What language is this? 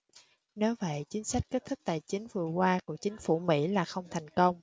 Vietnamese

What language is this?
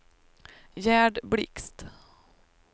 Swedish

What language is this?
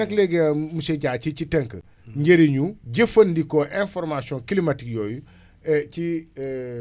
Wolof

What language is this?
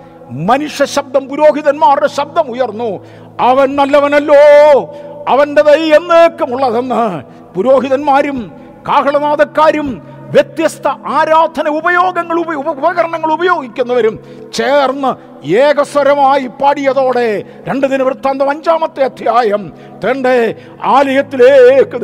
Malayalam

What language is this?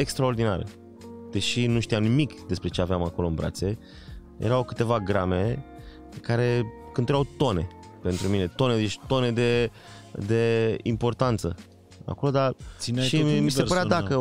Romanian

